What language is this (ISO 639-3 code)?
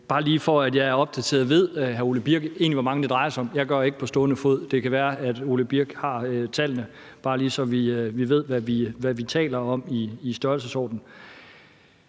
dan